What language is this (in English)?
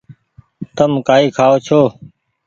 Goaria